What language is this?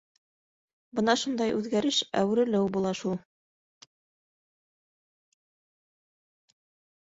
Bashkir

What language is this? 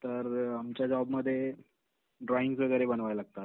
Marathi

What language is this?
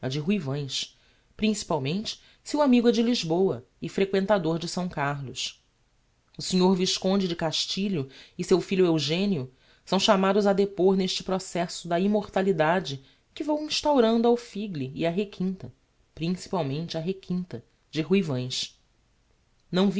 Portuguese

